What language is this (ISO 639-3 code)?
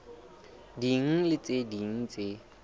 sot